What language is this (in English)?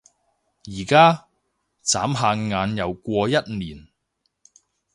Cantonese